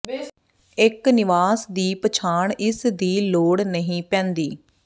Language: Punjabi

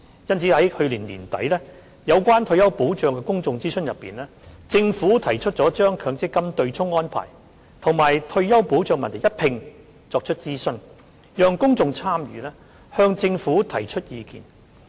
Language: Cantonese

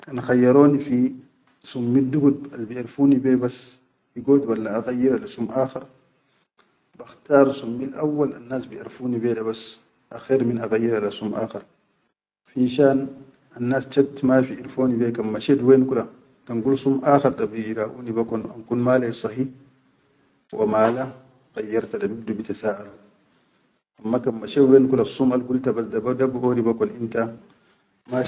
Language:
Chadian Arabic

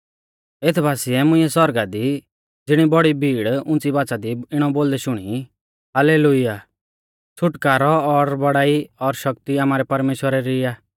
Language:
Mahasu Pahari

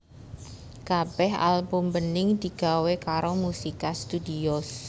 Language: Javanese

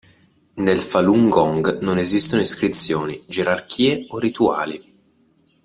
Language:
Italian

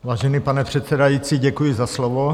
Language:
Czech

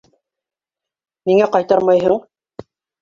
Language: Bashkir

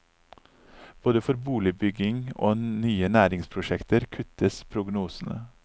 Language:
Norwegian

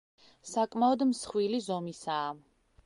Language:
Georgian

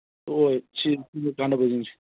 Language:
Manipuri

